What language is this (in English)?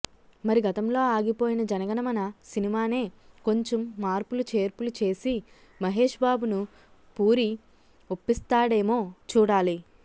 Telugu